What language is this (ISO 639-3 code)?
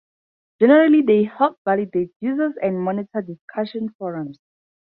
eng